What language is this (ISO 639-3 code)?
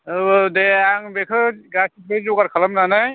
brx